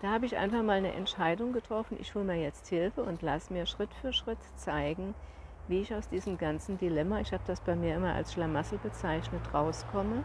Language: German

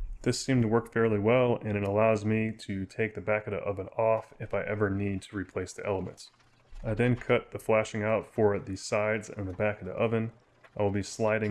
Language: English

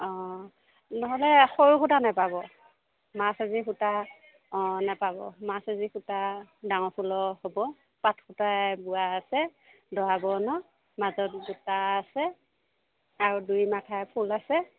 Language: Assamese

